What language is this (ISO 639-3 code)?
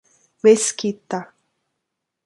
por